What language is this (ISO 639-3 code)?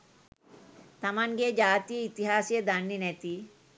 sin